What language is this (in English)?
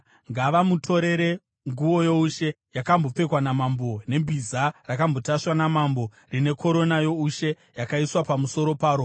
Shona